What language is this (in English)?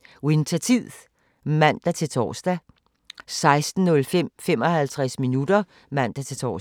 Danish